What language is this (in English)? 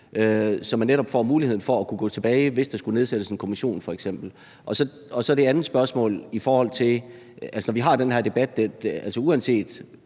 Danish